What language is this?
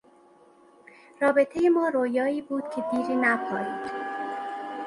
Persian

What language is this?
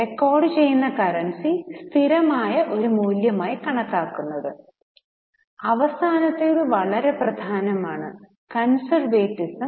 Malayalam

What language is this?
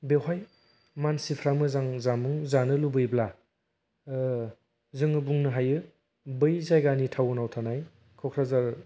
Bodo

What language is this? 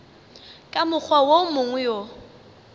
Northern Sotho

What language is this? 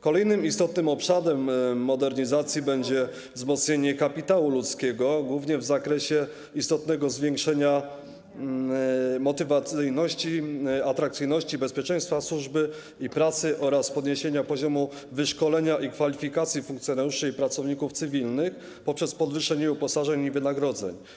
Polish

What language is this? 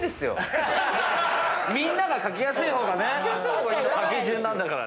Japanese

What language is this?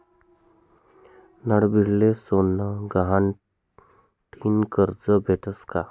Marathi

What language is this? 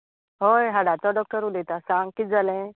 Konkani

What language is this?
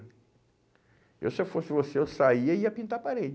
Portuguese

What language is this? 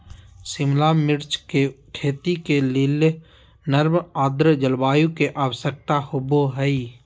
Magahi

